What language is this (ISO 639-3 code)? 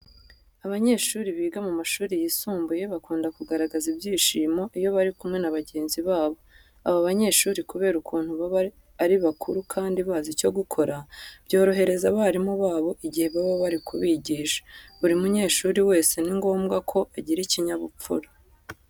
kin